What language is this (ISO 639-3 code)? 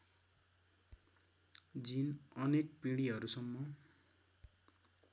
nep